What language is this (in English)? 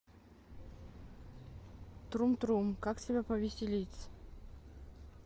Russian